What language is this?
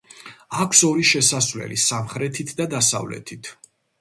Georgian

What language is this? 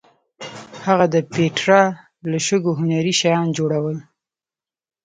Pashto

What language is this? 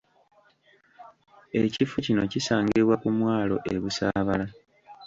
Ganda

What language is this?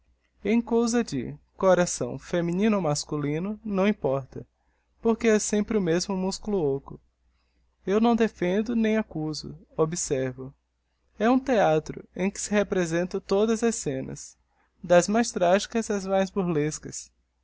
Portuguese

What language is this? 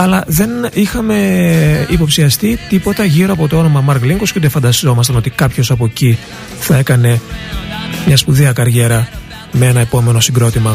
Greek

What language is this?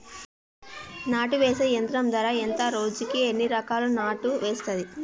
Telugu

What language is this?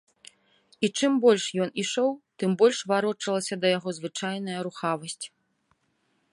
Belarusian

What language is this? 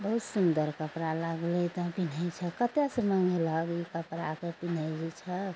Maithili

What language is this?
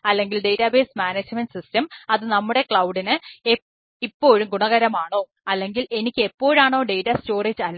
Malayalam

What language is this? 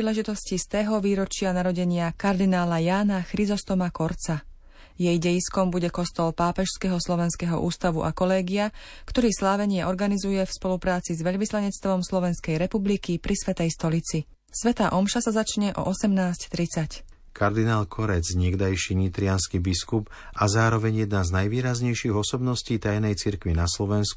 Slovak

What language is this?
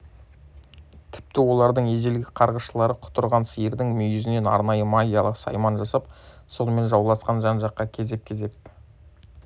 Kazakh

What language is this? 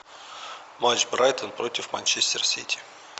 Russian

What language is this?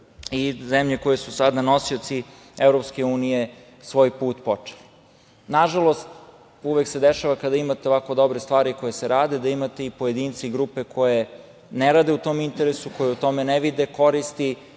Serbian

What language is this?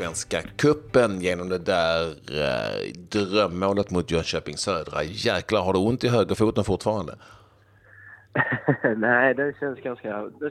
Swedish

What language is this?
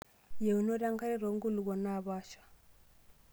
Masai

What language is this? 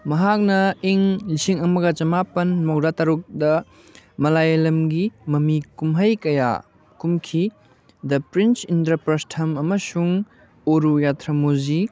Manipuri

